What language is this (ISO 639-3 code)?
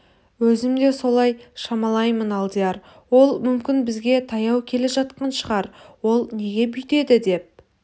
kaz